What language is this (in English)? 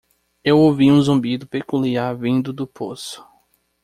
Portuguese